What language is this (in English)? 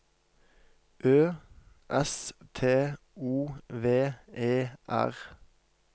Norwegian